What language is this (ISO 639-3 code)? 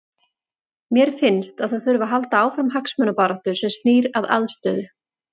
isl